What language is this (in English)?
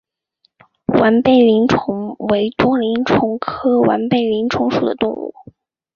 Chinese